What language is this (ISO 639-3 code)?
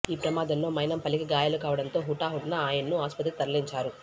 tel